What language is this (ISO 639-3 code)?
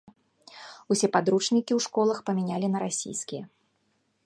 bel